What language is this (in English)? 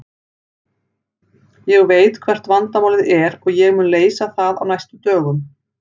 Icelandic